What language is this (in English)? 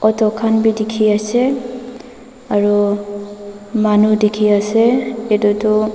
Naga Pidgin